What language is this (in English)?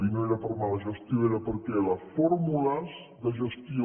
Catalan